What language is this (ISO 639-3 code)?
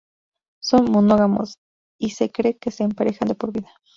spa